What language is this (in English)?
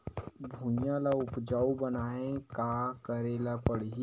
Chhattisgarhi